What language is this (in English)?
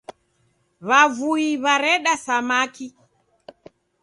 Taita